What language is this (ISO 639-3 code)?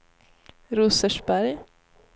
swe